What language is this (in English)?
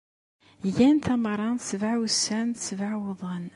Kabyle